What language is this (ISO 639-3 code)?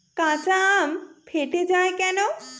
ben